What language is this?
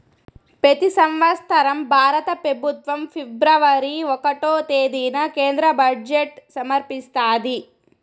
Telugu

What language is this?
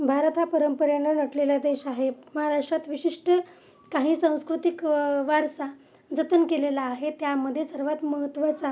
Marathi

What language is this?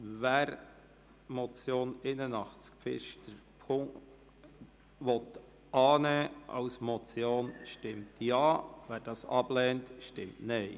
Swiss German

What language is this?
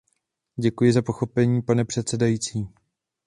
Czech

